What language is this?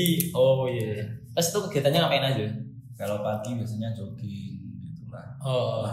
Indonesian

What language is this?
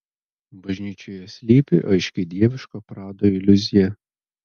Lithuanian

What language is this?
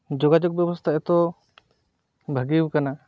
Santali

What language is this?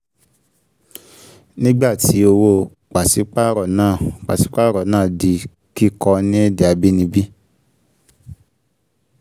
Yoruba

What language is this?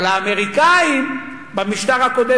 Hebrew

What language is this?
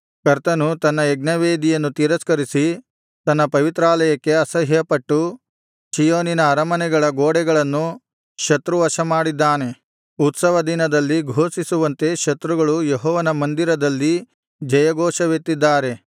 Kannada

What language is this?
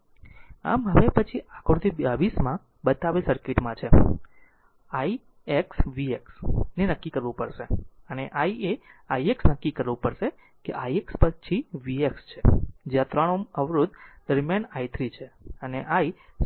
Gujarati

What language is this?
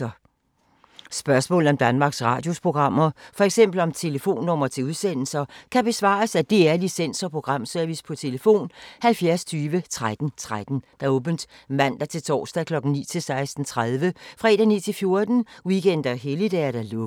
Danish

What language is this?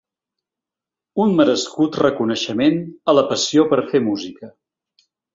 Catalan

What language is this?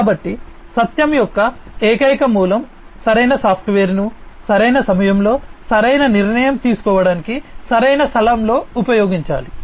Telugu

